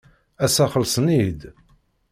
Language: Kabyle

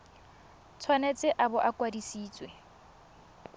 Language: Tswana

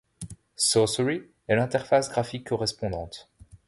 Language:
French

